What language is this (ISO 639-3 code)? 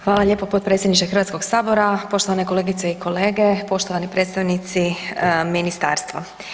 hrv